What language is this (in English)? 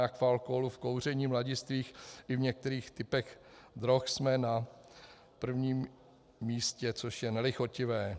Czech